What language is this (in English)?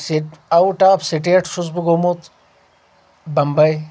Kashmiri